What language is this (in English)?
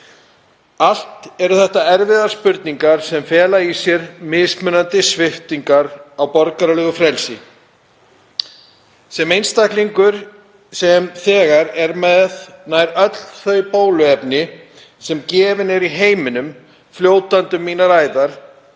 Icelandic